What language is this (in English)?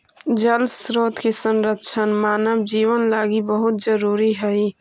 Magahi